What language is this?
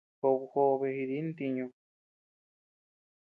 Tepeuxila Cuicatec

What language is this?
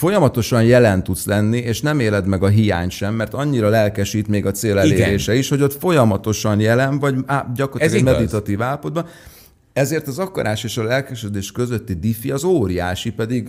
Hungarian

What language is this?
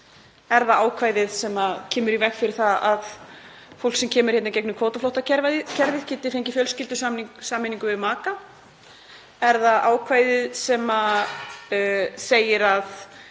Icelandic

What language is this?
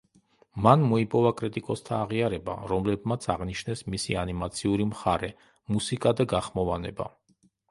Georgian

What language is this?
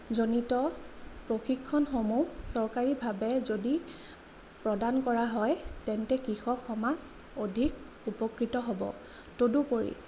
Assamese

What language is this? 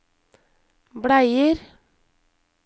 Norwegian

